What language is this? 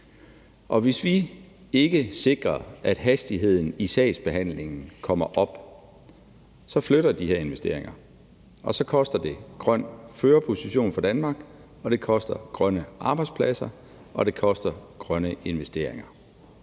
Danish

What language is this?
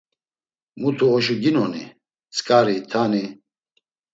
Laz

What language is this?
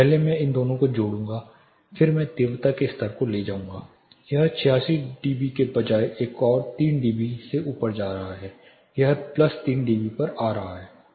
Hindi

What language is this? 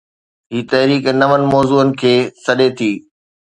Sindhi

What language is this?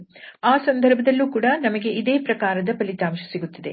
Kannada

